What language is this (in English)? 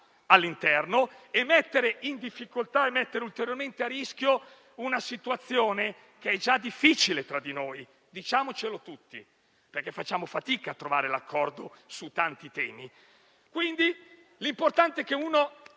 Italian